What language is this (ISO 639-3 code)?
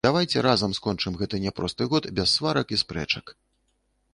bel